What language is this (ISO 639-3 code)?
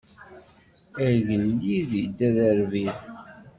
kab